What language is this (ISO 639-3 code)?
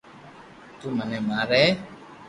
lrk